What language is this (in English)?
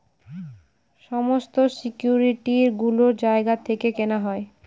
Bangla